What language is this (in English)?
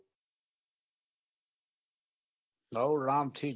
Gujarati